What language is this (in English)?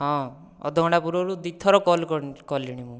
Odia